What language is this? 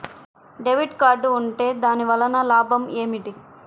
Telugu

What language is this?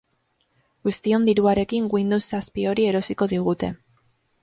Basque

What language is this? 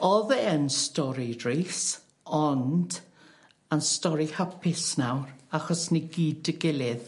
Welsh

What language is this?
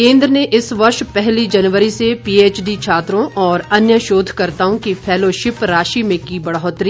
Hindi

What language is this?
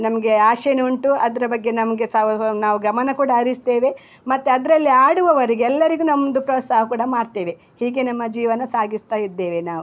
Kannada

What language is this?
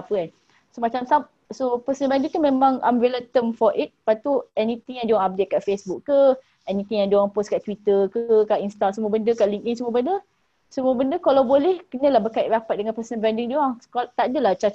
Malay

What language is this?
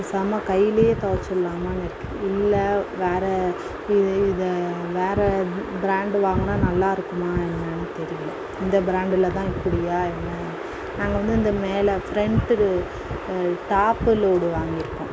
Tamil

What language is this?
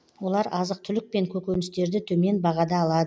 Kazakh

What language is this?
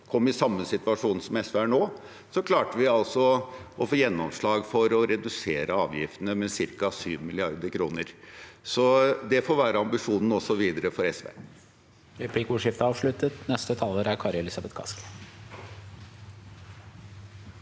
Norwegian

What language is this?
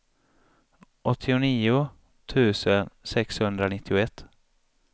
Swedish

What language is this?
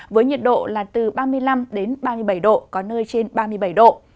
Vietnamese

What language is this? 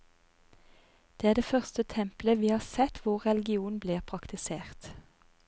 Norwegian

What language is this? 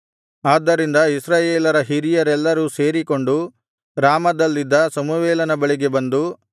Kannada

